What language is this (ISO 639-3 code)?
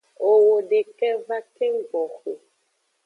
ajg